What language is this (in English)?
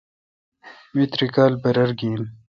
Kalkoti